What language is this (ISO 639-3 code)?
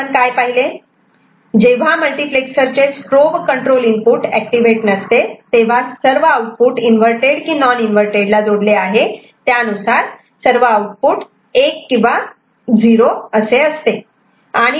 mar